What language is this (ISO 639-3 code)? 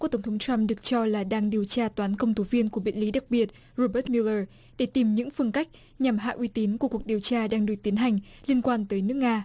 vie